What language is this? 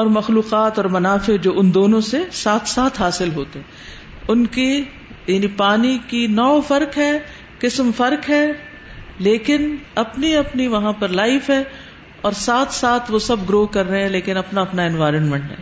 Urdu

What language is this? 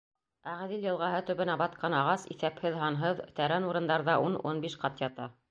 Bashkir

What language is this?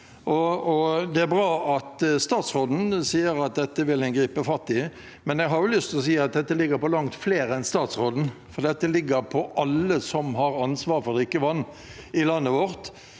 Norwegian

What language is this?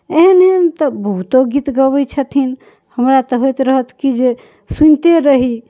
Maithili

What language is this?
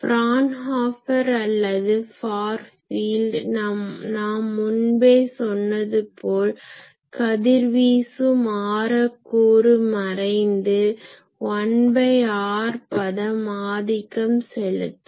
Tamil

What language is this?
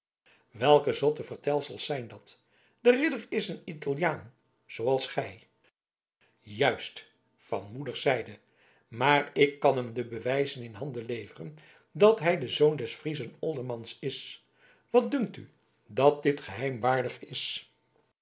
Dutch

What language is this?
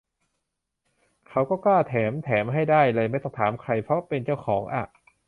Thai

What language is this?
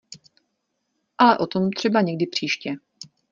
Czech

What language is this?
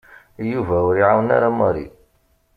Kabyle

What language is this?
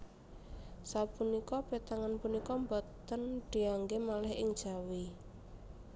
Javanese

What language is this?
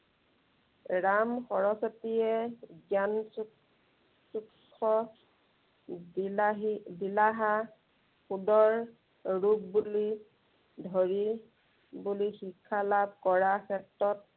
Assamese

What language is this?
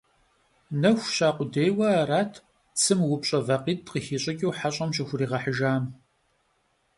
Kabardian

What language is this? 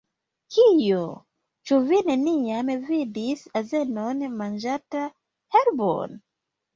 Esperanto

